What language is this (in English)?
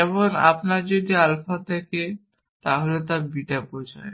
Bangla